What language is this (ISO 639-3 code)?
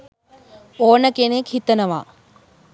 sin